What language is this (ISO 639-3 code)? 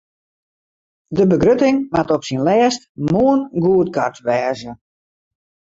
fry